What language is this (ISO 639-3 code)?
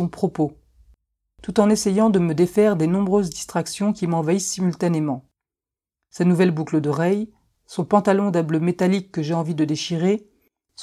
fra